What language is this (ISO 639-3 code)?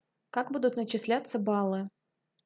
rus